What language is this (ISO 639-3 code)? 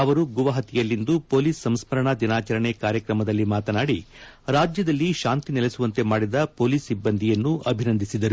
kan